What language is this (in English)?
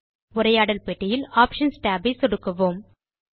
Tamil